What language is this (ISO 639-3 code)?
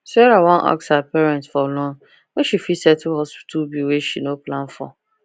pcm